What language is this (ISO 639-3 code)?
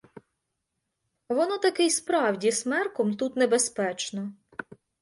ukr